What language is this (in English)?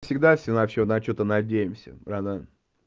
Russian